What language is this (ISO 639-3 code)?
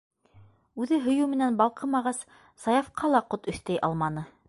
bak